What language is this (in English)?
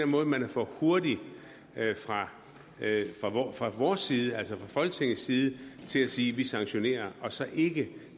Danish